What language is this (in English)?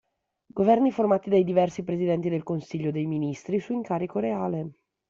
Italian